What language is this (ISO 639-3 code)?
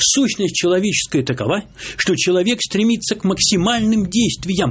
rus